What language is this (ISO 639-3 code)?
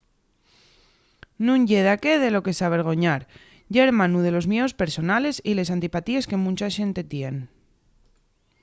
ast